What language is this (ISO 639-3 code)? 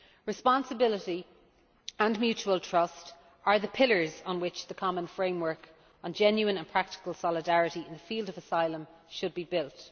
eng